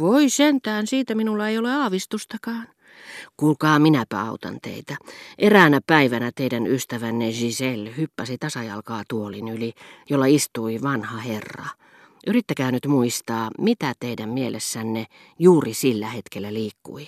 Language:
Finnish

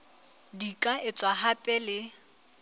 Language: Southern Sotho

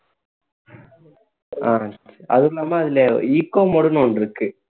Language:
Tamil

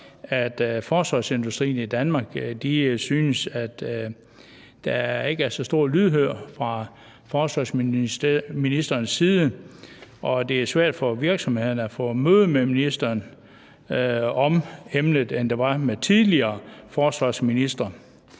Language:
Danish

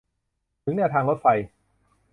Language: Thai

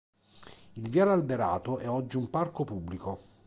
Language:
Italian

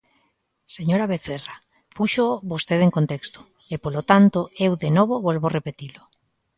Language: Galician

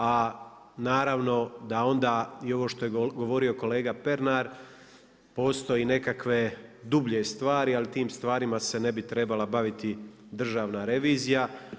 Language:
Croatian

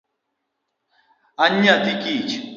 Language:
Luo (Kenya and Tanzania)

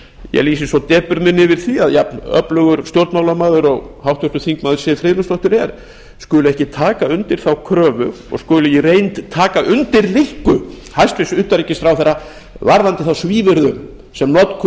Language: Icelandic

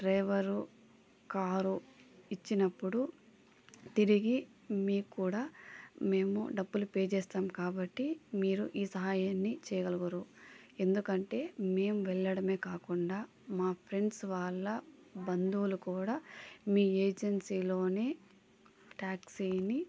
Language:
Telugu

